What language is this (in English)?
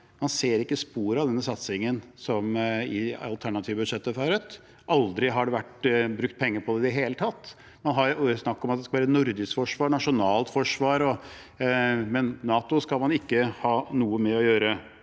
Norwegian